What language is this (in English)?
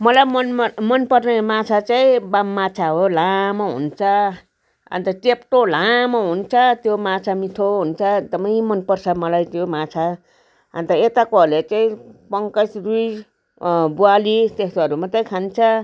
Nepali